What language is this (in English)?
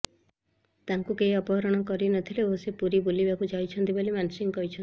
Odia